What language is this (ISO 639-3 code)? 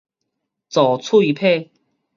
nan